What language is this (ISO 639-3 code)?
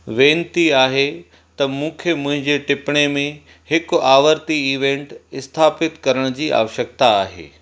snd